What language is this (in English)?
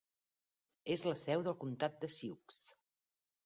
Catalan